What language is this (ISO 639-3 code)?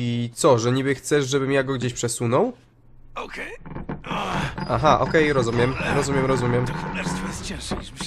pol